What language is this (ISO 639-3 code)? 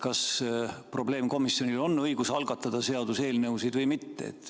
est